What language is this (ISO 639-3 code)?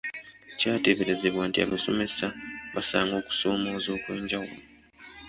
lug